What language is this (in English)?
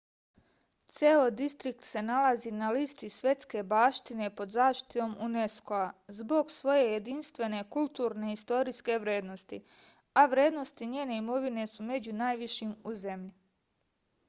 Serbian